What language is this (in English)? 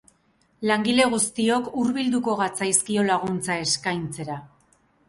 Basque